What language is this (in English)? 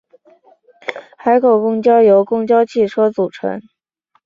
Chinese